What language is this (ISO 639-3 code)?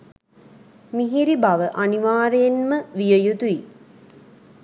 sin